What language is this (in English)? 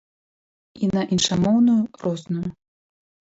Belarusian